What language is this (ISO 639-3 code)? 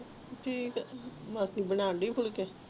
pan